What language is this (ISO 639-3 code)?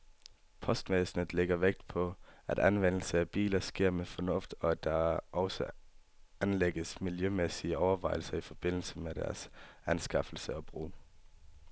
dan